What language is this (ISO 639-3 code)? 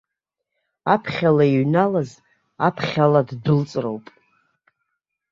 abk